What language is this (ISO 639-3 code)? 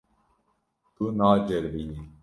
kur